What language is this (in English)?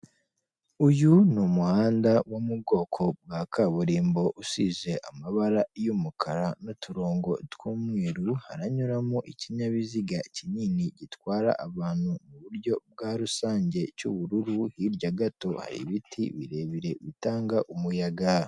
Kinyarwanda